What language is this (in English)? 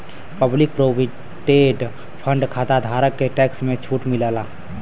Bhojpuri